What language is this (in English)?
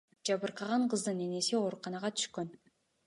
Kyrgyz